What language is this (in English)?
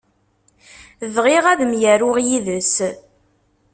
Kabyle